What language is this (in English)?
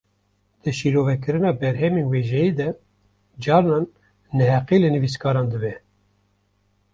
Kurdish